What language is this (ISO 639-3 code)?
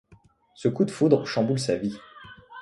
fra